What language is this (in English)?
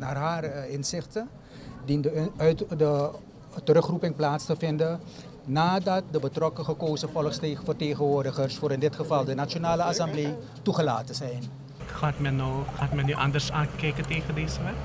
Dutch